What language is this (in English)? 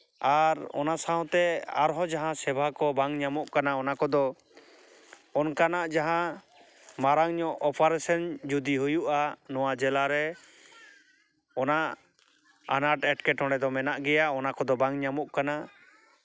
Santali